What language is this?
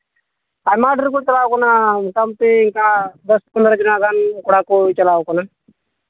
Santali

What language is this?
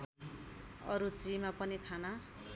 Nepali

